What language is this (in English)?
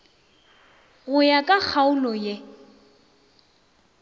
Northern Sotho